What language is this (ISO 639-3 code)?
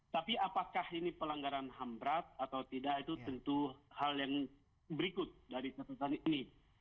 ind